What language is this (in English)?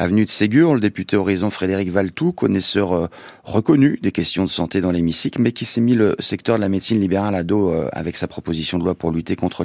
French